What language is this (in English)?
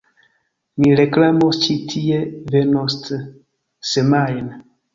Esperanto